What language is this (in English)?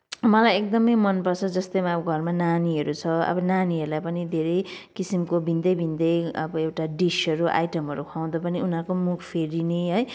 Nepali